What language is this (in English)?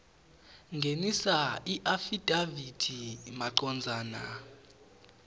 Swati